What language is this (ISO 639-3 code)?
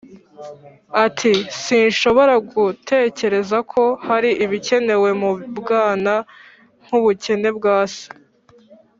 kin